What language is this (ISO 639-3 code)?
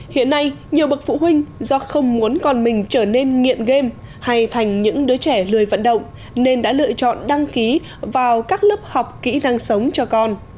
vie